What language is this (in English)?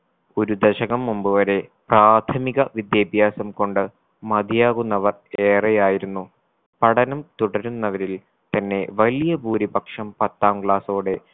Malayalam